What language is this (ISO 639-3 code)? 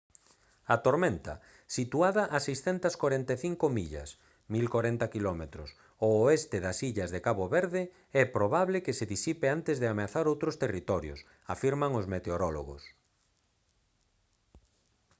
glg